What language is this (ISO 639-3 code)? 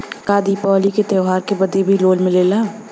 bho